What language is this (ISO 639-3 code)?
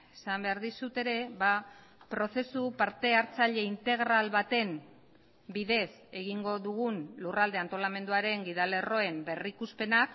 eus